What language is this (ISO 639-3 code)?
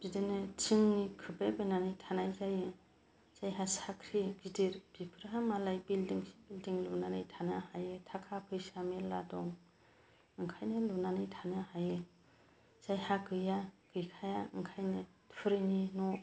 brx